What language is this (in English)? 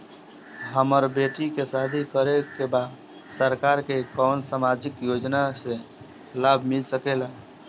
Bhojpuri